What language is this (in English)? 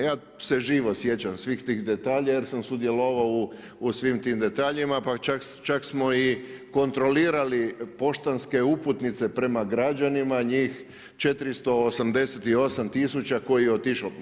Croatian